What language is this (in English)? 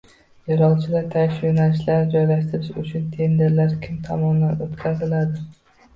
Uzbek